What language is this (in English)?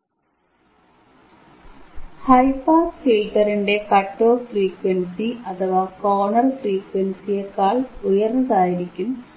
Malayalam